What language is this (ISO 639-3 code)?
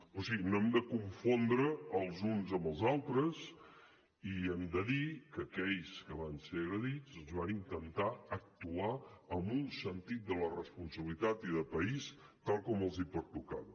cat